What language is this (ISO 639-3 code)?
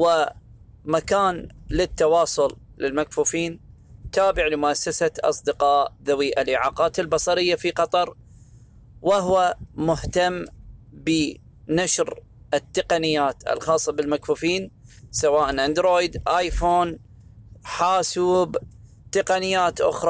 ara